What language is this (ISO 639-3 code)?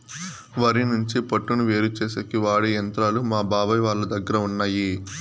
tel